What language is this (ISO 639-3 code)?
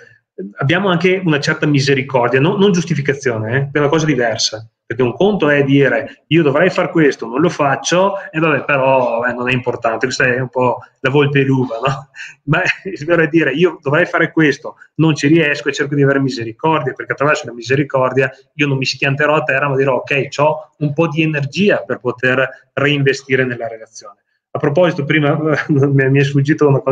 ita